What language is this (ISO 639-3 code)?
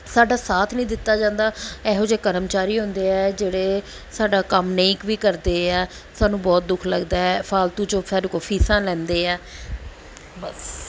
pan